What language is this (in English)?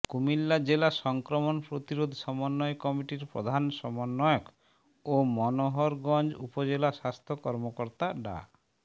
Bangla